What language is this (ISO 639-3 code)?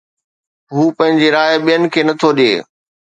snd